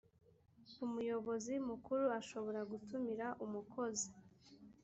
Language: Kinyarwanda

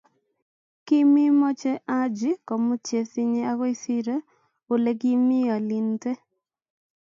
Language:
Kalenjin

